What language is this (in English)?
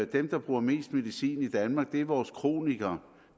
Danish